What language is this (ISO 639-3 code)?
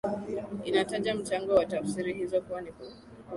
swa